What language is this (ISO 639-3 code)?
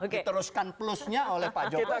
ind